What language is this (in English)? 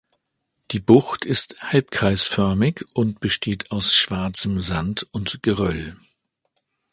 German